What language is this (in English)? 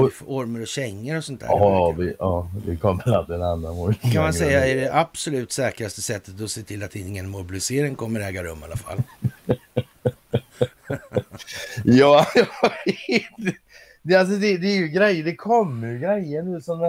Swedish